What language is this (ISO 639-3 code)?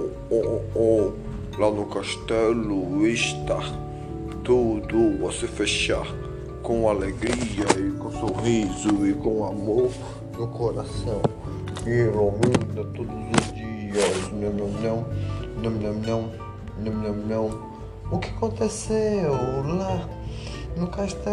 por